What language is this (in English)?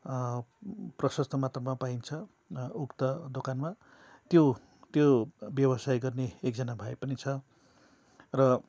Nepali